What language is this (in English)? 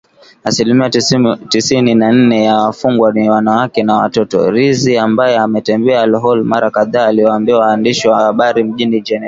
Swahili